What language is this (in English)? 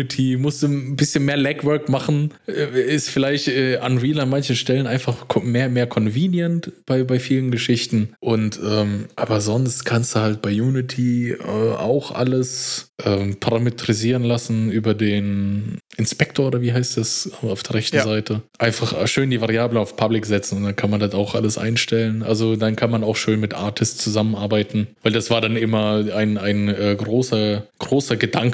German